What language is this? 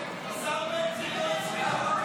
Hebrew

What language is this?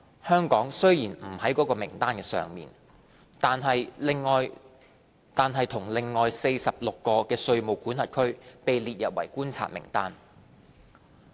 Cantonese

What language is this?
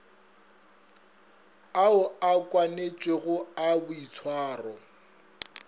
Northern Sotho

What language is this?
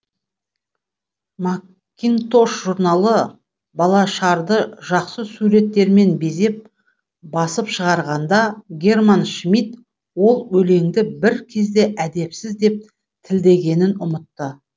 Kazakh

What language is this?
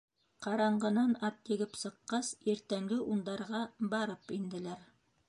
Bashkir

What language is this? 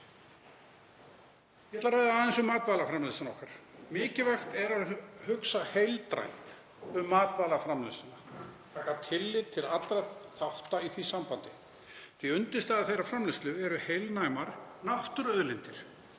Icelandic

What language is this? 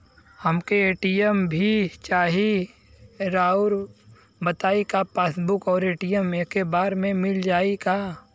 Bhojpuri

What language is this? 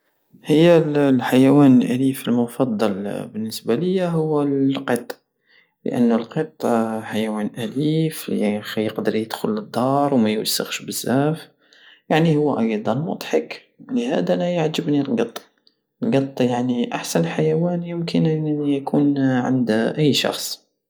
Algerian Saharan Arabic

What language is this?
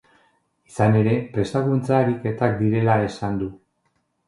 Basque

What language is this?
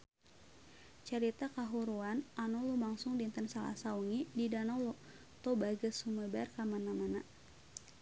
Sundanese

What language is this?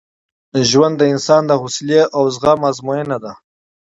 Pashto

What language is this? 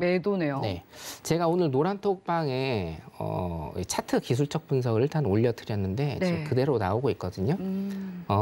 Korean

